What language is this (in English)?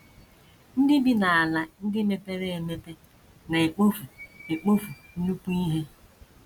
Igbo